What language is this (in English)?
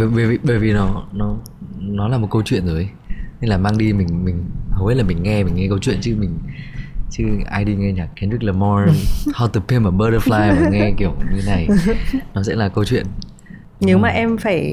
Vietnamese